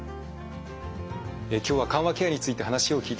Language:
Japanese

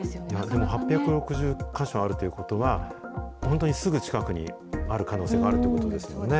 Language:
Japanese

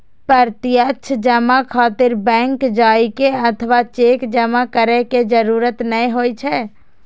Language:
Maithili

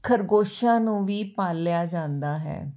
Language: Punjabi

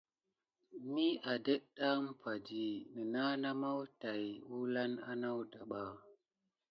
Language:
Gidar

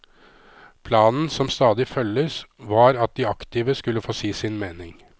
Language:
Norwegian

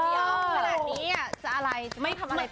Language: Thai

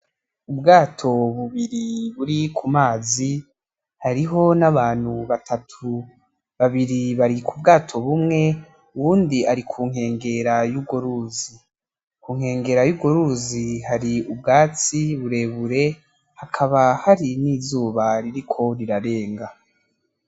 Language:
Rundi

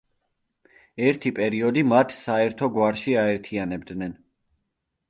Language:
Georgian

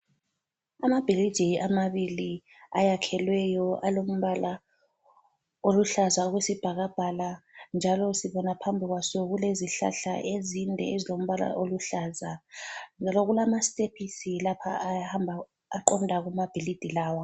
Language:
North Ndebele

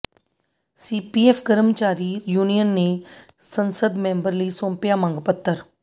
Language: Punjabi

